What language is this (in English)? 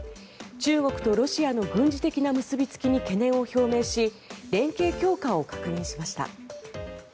Japanese